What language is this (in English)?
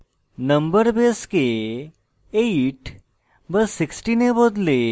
Bangla